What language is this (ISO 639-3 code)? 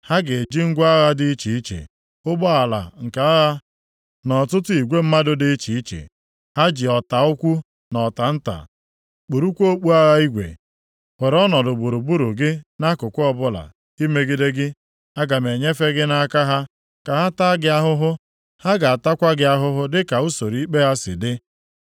ibo